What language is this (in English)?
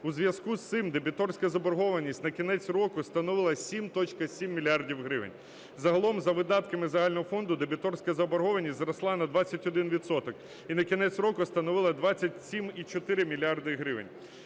Ukrainian